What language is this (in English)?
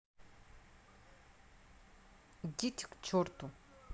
Russian